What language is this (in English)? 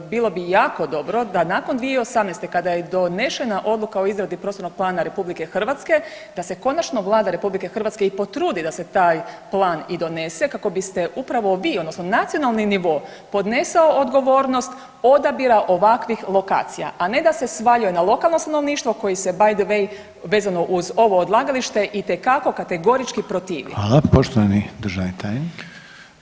Croatian